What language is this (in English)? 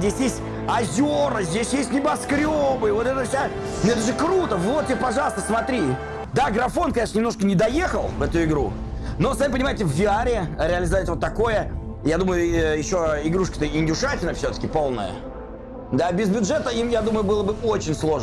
Russian